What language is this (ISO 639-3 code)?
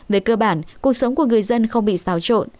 vie